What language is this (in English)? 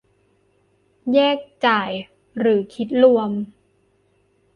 Thai